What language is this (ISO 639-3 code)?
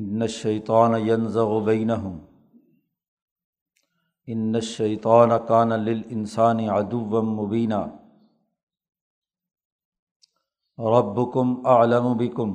urd